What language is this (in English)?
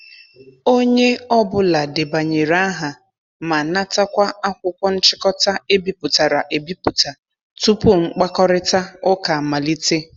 Igbo